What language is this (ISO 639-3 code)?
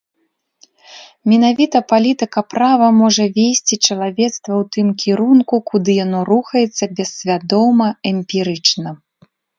bel